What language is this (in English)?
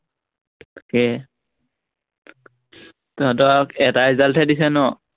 Assamese